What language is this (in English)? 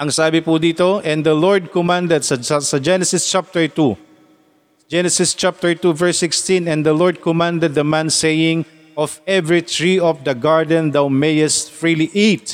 Filipino